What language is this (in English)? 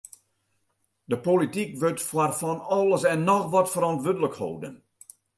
Western Frisian